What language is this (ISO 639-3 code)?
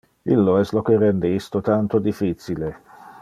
ina